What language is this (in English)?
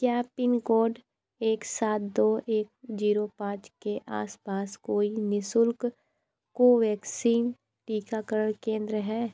Hindi